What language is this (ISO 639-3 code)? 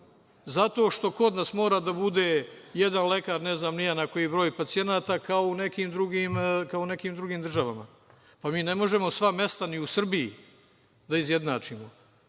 srp